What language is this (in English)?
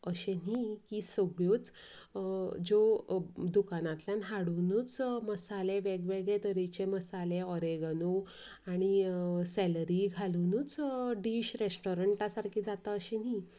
Konkani